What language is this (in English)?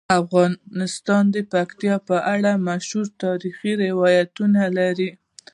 Pashto